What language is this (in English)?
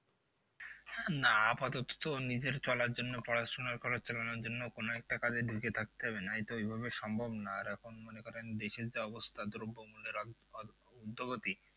Bangla